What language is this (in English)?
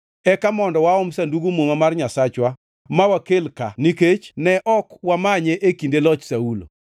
Luo (Kenya and Tanzania)